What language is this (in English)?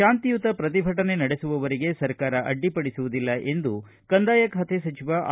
Kannada